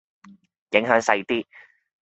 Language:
Cantonese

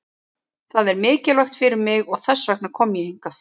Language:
Icelandic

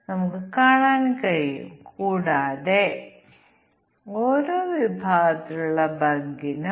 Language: Malayalam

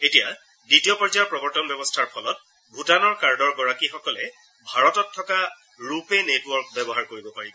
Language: Assamese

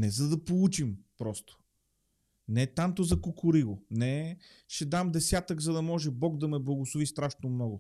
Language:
Bulgarian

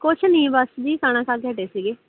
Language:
Punjabi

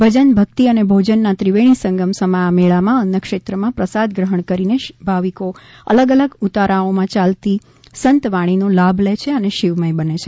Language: Gujarati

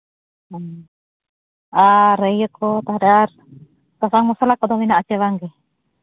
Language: Santali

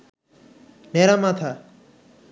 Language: Bangla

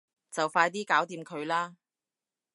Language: Cantonese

